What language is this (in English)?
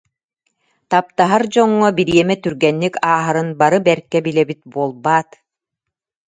Yakut